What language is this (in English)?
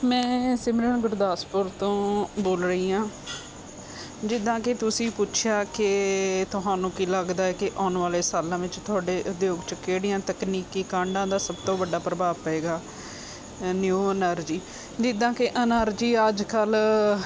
Punjabi